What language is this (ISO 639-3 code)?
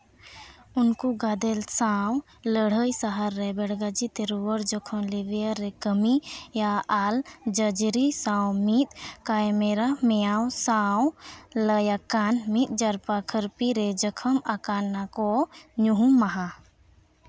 sat